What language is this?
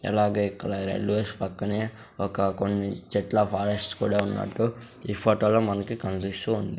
Telugu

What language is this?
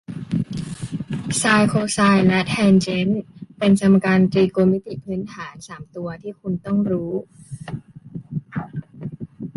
Thai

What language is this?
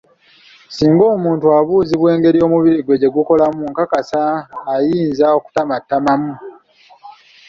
Ganda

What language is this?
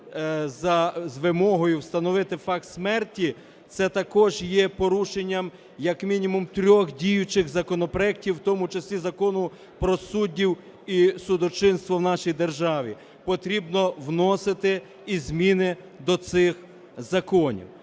Ukrainian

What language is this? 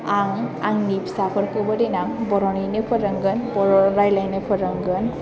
Bodo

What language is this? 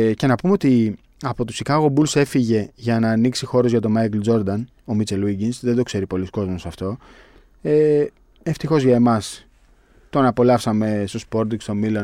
Greek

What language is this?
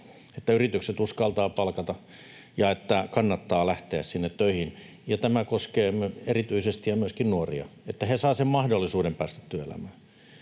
Finnish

